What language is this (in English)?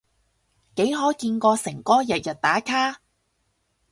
Cantonese